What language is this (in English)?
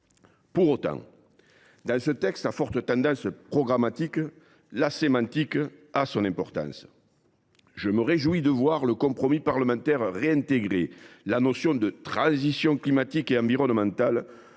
French